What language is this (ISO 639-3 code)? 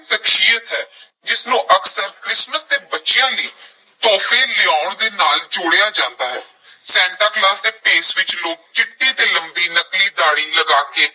pan